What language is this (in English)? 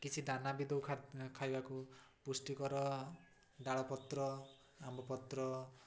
Odia